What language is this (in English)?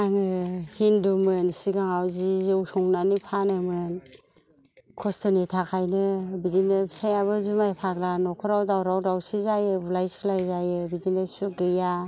Bodo